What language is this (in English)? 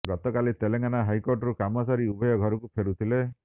Odia